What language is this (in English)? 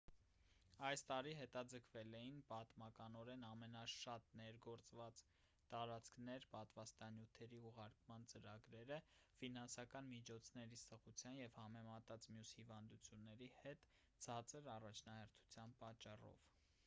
Armenian